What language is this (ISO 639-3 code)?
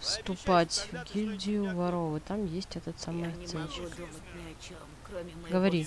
rus